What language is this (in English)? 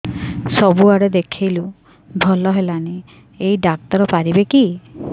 Odia